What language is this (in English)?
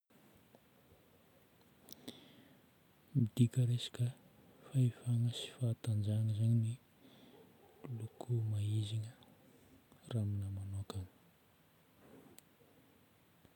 Northern Betsimisaraka Malagasy